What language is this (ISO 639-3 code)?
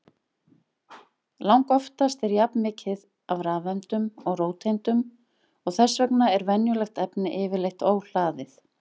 isl